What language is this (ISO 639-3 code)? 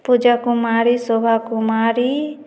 hin